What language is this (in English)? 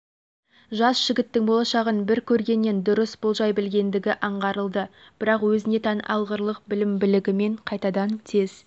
Kazakh